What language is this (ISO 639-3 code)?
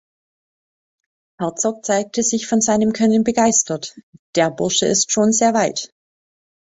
deu